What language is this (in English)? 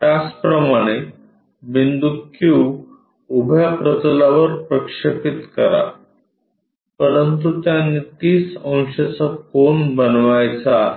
Marathi